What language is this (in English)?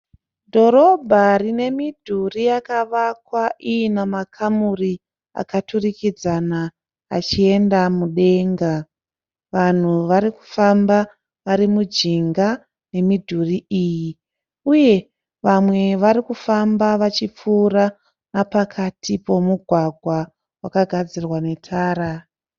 Shona